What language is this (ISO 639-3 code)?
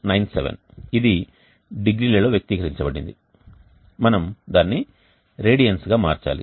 tel